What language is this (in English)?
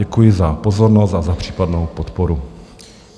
Czech